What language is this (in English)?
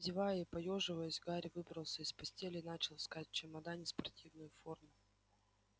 Russian